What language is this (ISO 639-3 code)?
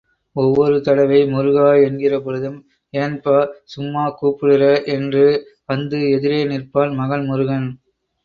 tam